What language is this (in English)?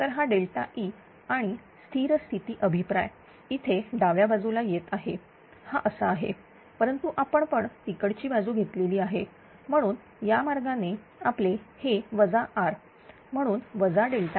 Marathi